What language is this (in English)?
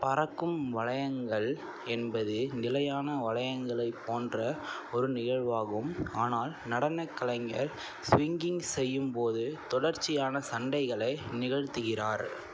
Tamil